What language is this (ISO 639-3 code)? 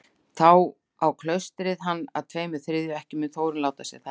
isl